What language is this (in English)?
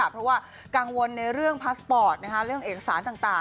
Thai